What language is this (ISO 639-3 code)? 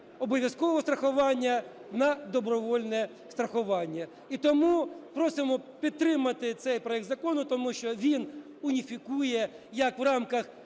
ukr